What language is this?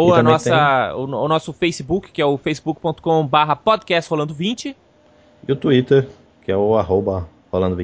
Portuguese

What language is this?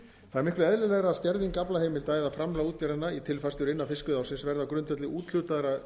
Icelandic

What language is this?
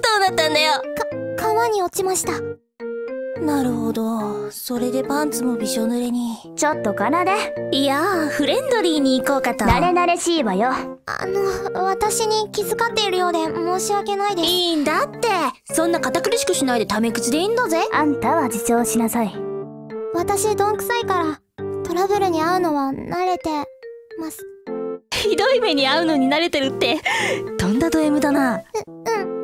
Japanese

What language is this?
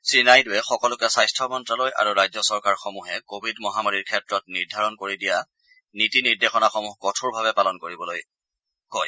Assamese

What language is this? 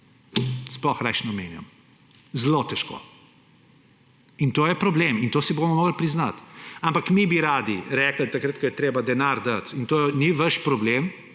Slovenian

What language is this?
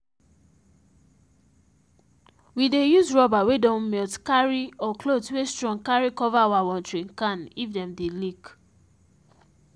Nigerian Pidgin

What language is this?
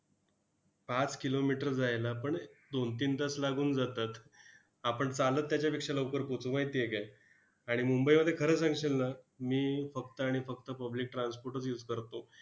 Marathi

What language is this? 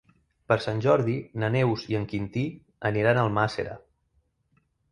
Catalan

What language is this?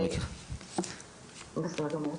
Hebrew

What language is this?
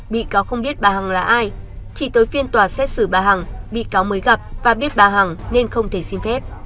Vietnamese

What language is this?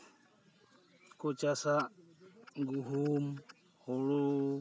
Santali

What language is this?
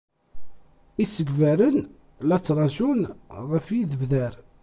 Kabyle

